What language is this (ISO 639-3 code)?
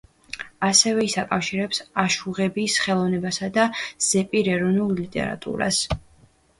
kat